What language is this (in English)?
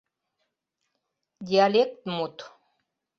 Mari